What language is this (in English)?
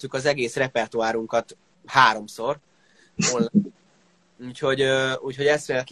Hungarian